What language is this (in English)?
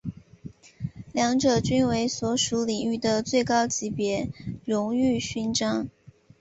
Chinese